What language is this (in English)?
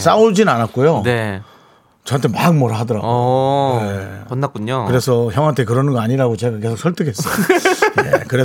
Korean